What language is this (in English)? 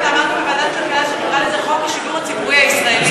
Hebrew